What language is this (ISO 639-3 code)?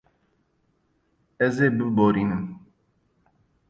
kur